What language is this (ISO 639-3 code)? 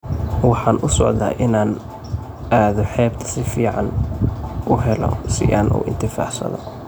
som